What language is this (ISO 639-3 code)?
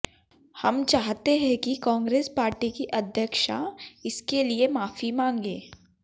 hin